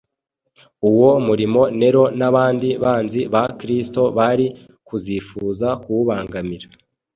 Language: Kinyarwanda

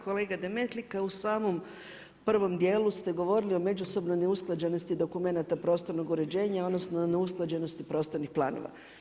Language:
Croatian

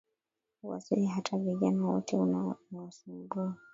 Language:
Swahili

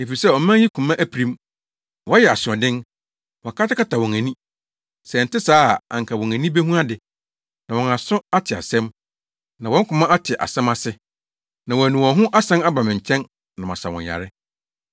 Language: Akan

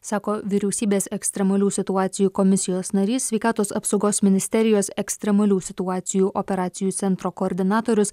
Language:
Lithuanian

